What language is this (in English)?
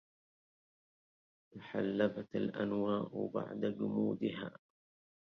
Arabic